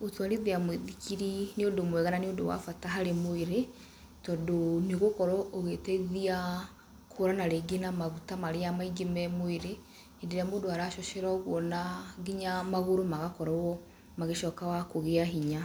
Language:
Kikuyu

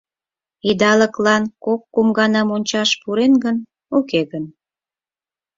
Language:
Mari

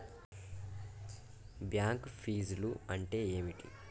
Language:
Telugu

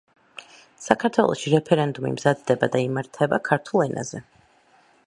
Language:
Georgian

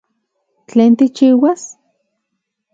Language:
Central Puebla Nahuatl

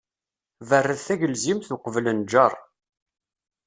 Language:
Kabyle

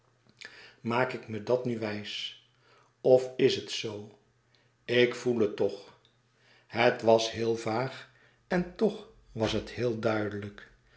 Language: Dutch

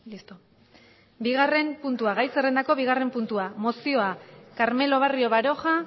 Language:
Basque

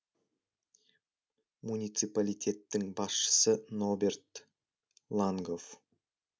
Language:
Kazakh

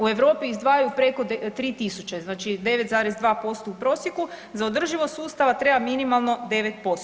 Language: Croatian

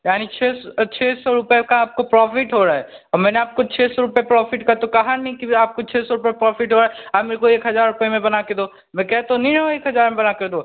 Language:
Hindi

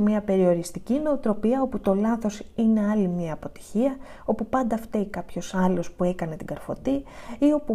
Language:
Greek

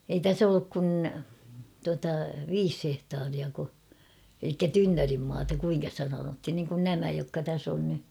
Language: Finnish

